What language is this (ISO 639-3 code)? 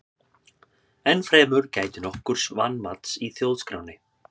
isl